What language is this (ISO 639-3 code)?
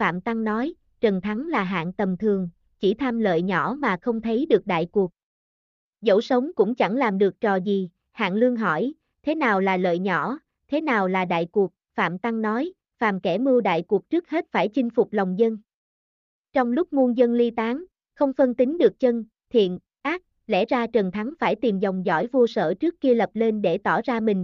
vie